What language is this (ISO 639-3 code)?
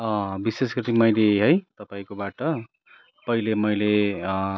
nep